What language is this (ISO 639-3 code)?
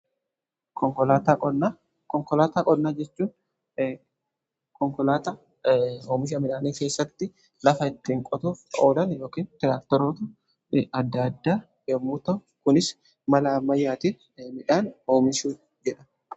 orm